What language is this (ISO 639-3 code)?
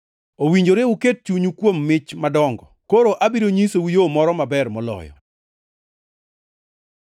luo